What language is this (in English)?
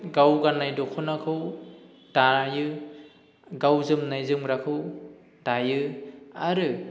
Bodo